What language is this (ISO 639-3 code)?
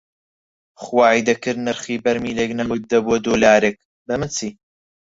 ckb